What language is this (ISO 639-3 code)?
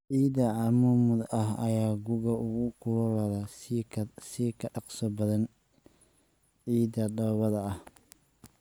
som